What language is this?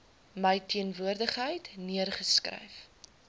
Afrikaans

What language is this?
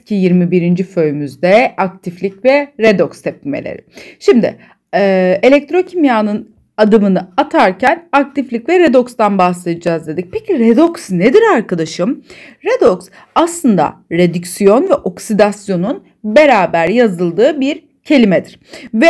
Turkish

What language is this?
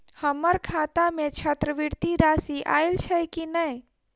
Maithili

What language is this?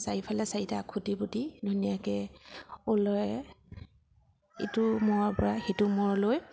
Assamese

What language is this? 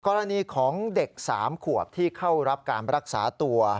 Thai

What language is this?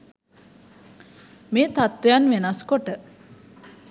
Sinhala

